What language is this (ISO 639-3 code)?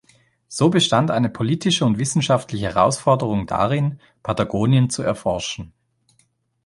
deu